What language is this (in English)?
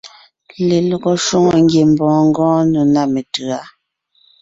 Ngiemboon